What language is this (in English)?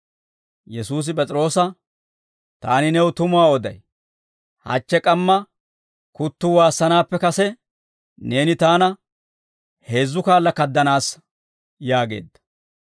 Dawro